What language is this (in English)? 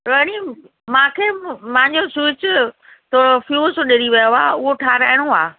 Sindhi